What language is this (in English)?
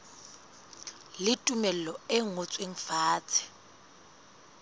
Southern Sotho